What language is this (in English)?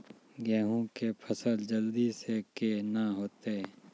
Maithili